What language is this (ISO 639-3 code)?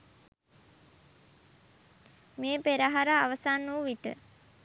sin